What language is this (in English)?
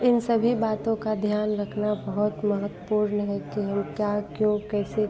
Hindi